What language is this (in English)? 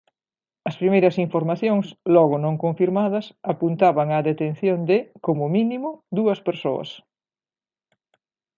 Galician